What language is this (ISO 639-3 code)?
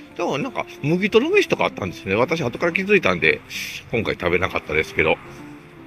jpn